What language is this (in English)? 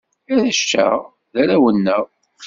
Kabyle